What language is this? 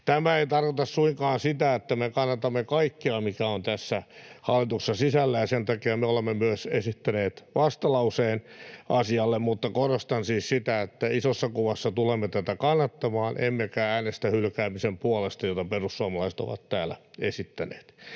Finnish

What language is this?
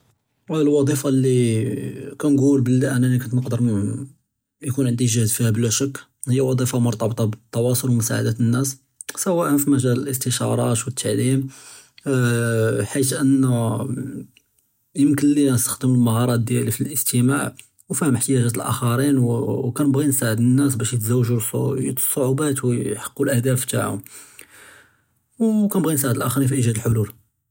Judeo-Arabic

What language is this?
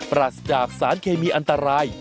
Thai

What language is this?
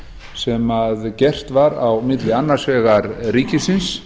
Icelandic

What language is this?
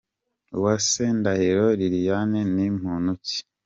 Kinyarwanda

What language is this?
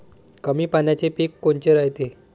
Marathi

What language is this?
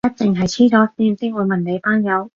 Cantonese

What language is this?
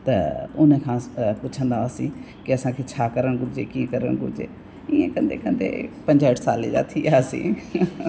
Sindhi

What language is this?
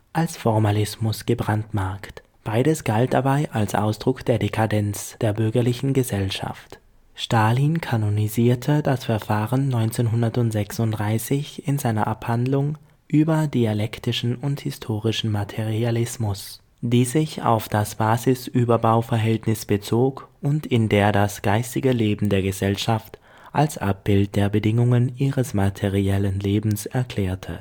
German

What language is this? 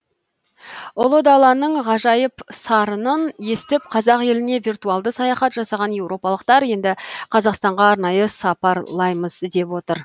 Kazakh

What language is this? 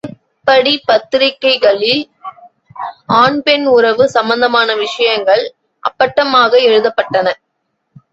Tamil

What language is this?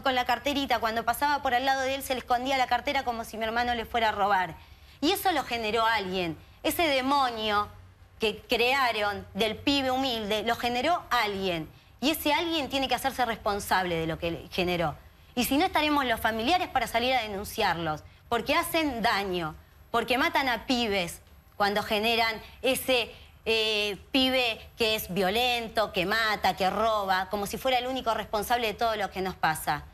Spanish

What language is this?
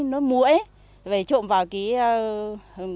Vietnamese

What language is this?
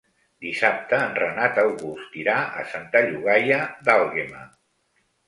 Catalan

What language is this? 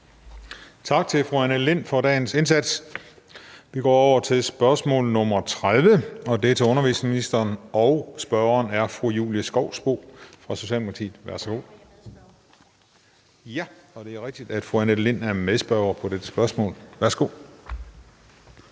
Danish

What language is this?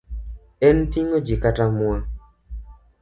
Luo (Kenya and Tanzania)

